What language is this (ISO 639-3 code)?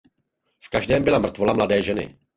ces